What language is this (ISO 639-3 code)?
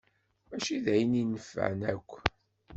kab